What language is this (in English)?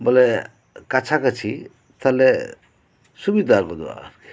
Santali